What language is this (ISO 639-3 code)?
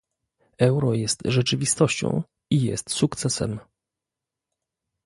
pol